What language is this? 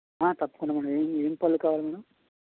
Telugu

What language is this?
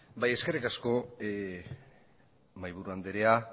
Basque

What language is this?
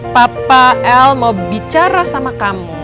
Indonesian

